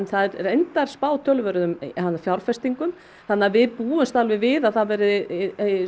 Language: Icelandic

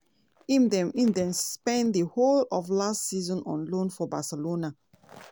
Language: Nigerian Pidgin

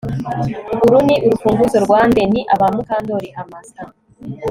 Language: Kinyarwanda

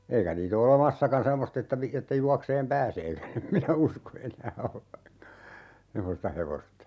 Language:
Finnish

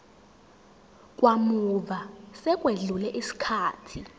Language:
Zulu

